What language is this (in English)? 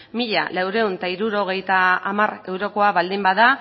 Basque